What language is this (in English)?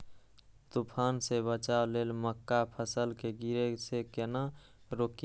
Maithili